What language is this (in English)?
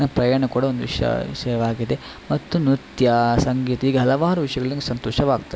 Kannada